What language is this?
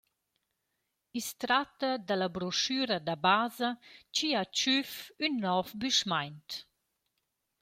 Romansh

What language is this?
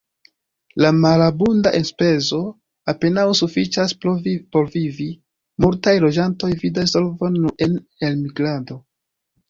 Esperanto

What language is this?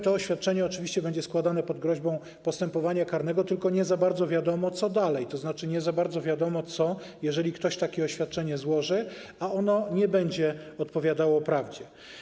Polish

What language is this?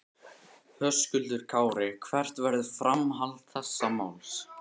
Icelandic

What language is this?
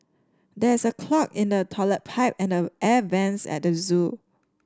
English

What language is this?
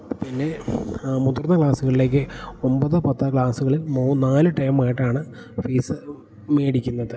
Malayalam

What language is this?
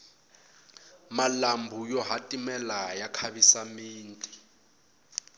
Tsonga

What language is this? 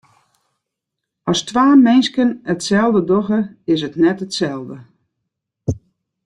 Western Frisian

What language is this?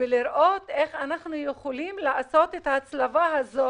Hebrew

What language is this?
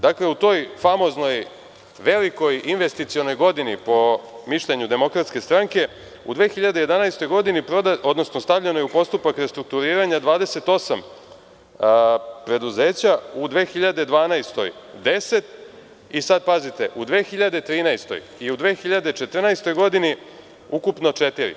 Serbian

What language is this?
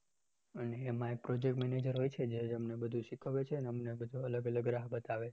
Gujarati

